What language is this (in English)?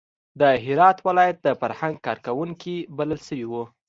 Pashto